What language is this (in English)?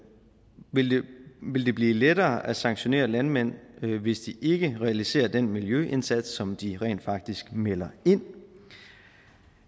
Danish